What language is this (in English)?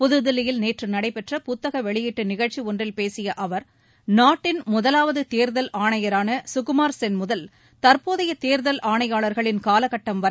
Tamil